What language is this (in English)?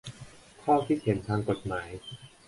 Thai